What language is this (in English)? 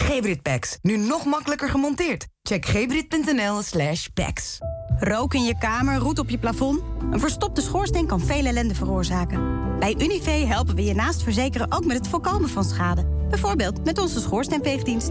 Dutch